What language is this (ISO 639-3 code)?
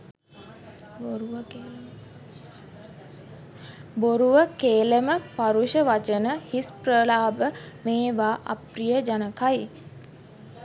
sin